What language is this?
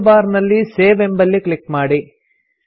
Kannada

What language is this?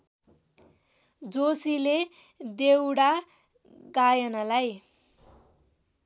Nepali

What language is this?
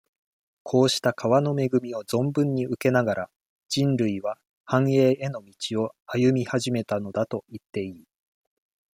Japanese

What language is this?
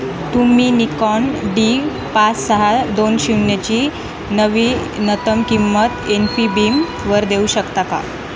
Marathi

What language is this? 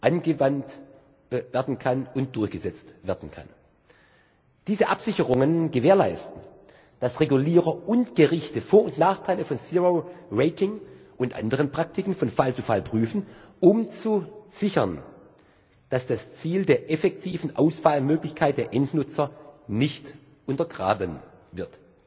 German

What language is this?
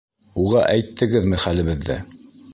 Bashkir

